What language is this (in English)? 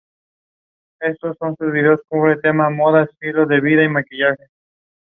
English